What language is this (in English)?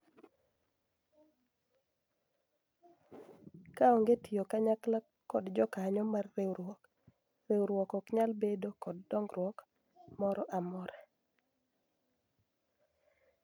Luo (Kenya and Tanzania)